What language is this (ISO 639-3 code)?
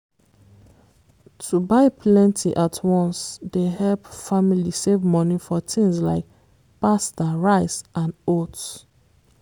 pcm